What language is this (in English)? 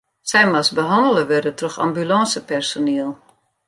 Western Frisian